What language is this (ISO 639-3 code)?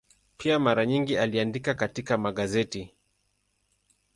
swa